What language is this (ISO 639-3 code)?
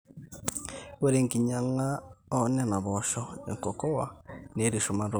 mas